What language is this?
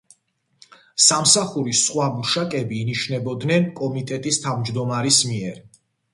Georgian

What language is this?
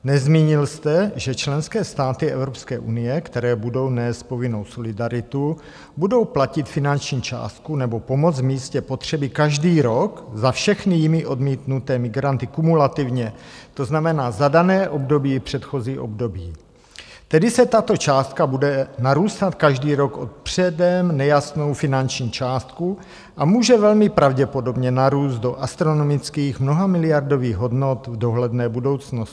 Czech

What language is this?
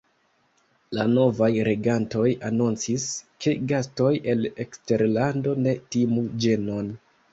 Esperanto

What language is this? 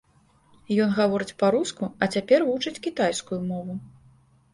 Belarusian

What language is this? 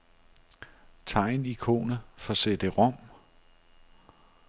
Danish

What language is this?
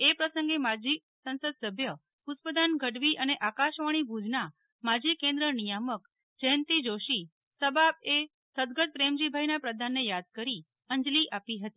Gujarati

